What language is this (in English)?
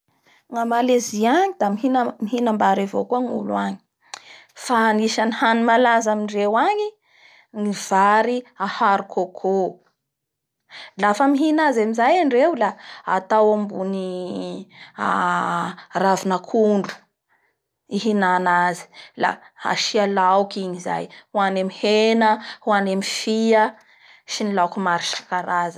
Bara Malagasy